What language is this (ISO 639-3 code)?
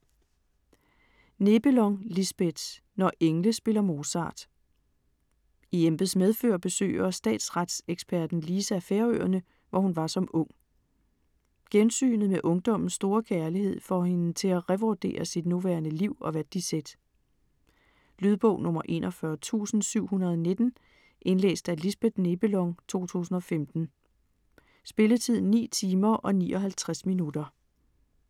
dan